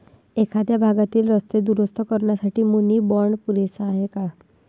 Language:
Marathi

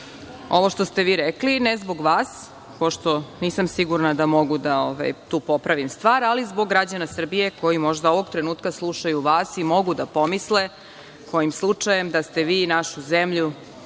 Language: Serbian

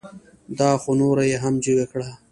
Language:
Pashto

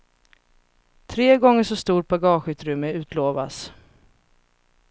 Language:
Swedish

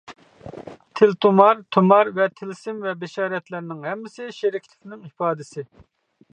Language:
Uyghur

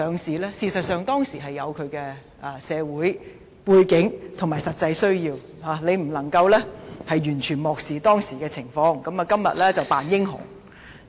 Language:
Cantonese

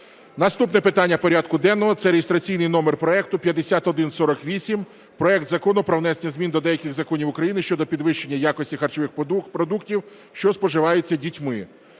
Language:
Ukrainian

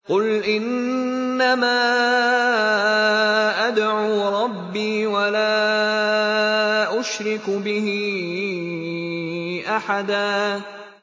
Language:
Arabic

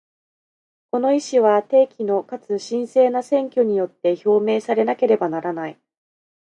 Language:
Japanese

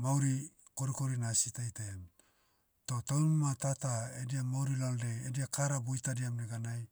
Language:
Motu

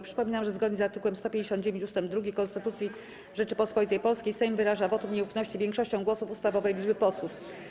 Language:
Polish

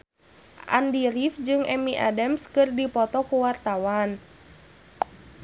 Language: Sundanese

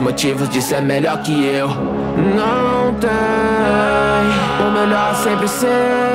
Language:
Portuguese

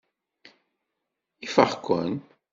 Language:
Kabyle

